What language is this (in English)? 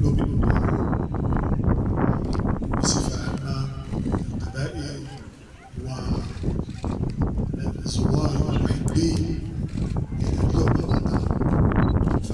Arabic